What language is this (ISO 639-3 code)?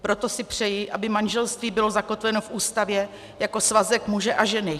ces